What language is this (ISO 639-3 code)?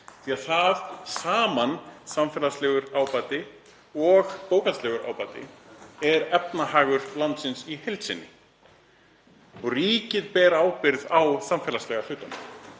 isl